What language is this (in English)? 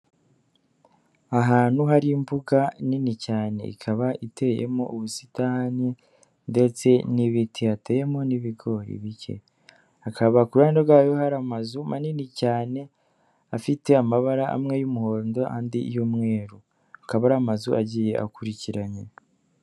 Kinyarwanda